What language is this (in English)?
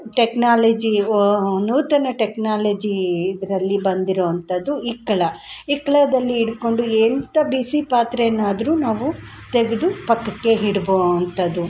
Kannada